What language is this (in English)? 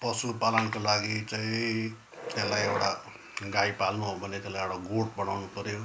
Nepali